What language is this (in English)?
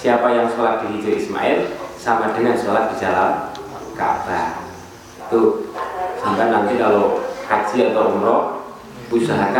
Indonesian